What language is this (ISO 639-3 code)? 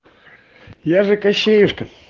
rus